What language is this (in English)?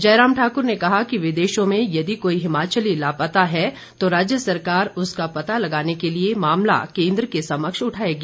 Hindi